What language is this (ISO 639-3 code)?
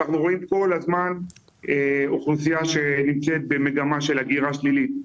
heb